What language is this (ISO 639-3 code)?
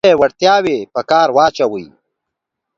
pus